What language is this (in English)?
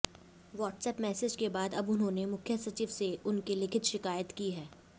Hindi